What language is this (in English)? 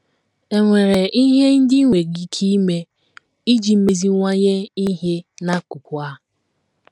Igbo